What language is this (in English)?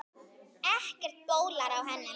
Icelandic